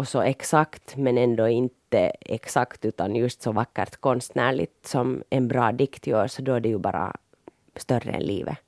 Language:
Swedish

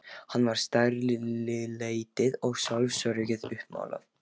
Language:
Icelandic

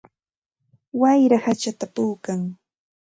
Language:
Santa Ana de Tusi Pasco Quechua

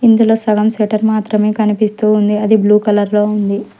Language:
Telugu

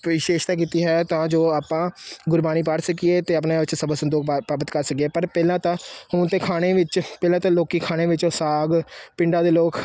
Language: Punjabi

